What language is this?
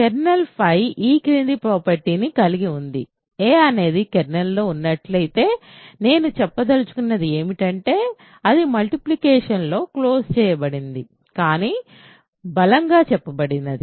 Telugu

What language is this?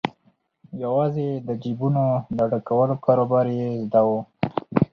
Pashto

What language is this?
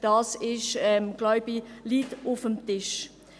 Swiss German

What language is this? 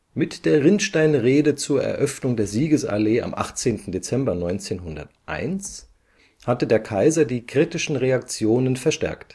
German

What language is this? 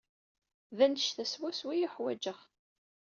Kabyle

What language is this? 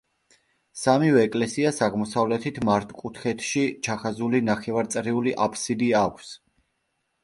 Georgian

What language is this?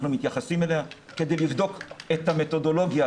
Hebrew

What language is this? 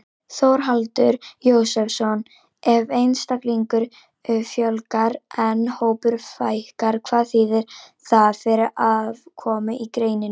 Icelandic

